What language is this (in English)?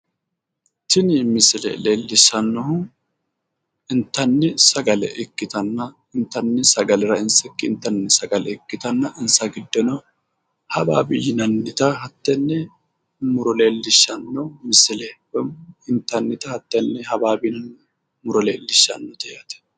Sidamo